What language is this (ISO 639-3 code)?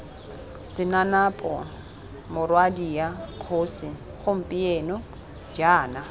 tsn